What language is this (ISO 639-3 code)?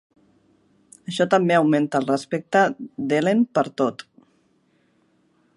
cat